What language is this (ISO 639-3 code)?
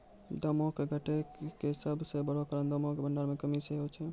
mai